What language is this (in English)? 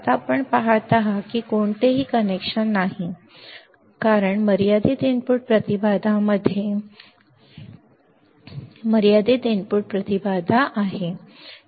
Marathi